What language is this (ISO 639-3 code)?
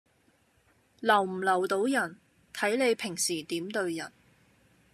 yue